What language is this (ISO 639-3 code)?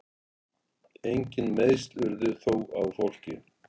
isl